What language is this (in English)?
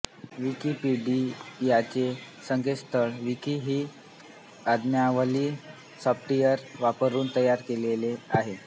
Marathi